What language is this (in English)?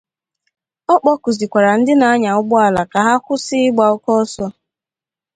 Igbo